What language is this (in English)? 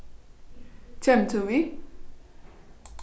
Faroese